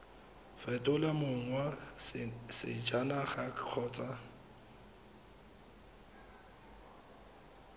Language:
Tswana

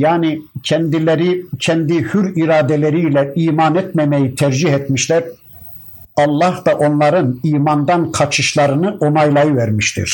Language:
Turkish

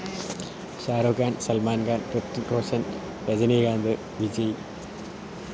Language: Malayalam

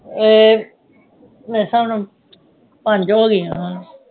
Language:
Punjabi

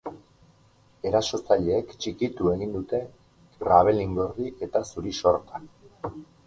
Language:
Basque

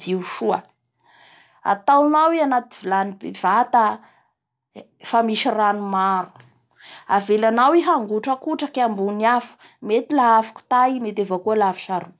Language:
Bara Malagasy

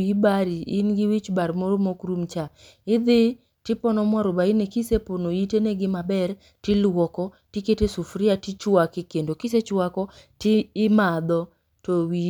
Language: Luo (Kenya and Tanzania)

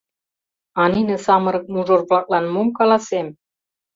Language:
Mari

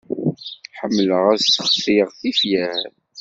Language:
Kabyle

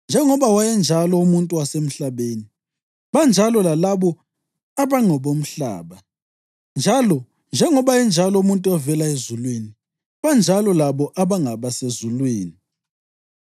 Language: North Ndebele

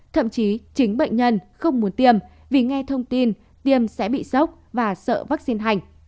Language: Vietnamese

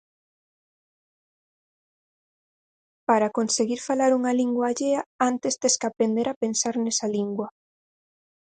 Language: Galician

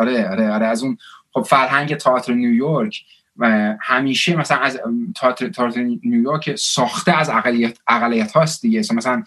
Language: Persian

